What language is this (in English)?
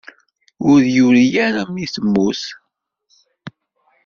Kabyle